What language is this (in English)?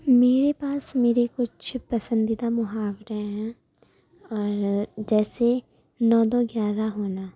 Urdu